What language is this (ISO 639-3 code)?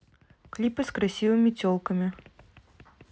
rus